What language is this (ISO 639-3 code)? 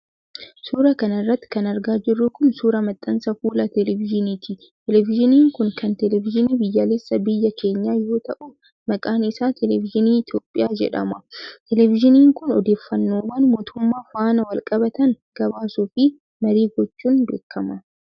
orm